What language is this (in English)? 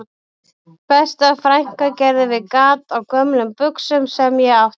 Icelandic